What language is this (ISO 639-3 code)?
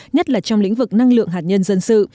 vie